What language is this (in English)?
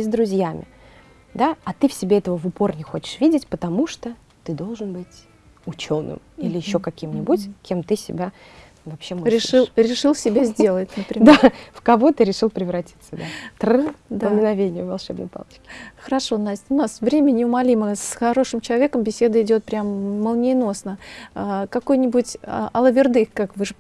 Russian